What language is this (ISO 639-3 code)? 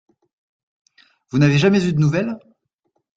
fra